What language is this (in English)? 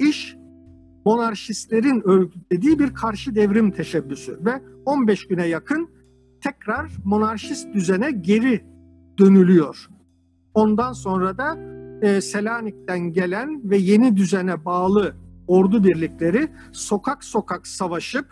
Turkish